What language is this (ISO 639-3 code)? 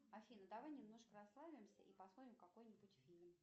rus